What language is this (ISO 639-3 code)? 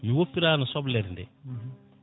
ful